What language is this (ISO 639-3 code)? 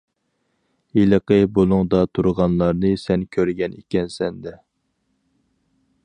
uig